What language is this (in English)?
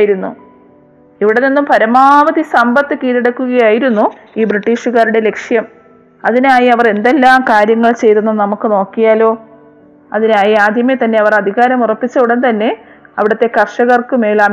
Malayalam